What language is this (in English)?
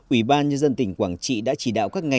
Vietnamese